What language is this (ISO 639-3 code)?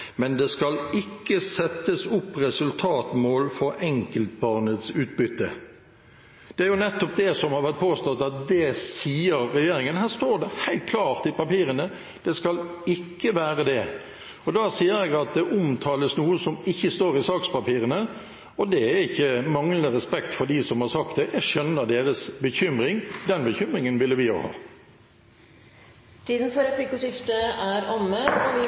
nor